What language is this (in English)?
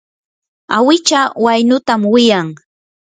Yanahuanca Pasco Quechua